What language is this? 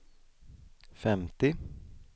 Swedish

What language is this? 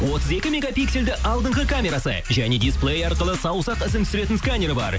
Kazakh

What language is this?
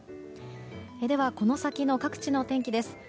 Japanese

